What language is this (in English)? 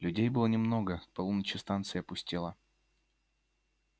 Russian